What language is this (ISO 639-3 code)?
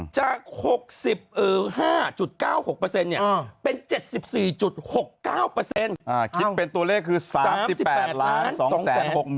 tha